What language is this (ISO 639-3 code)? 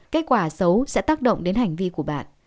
vie